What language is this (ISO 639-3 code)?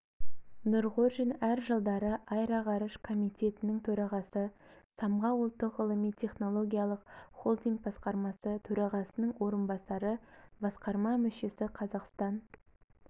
kaz